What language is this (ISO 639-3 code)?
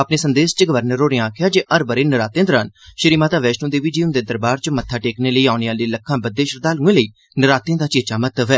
doi